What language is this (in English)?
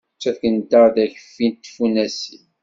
Kabyle